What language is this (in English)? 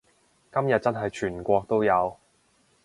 Cantonese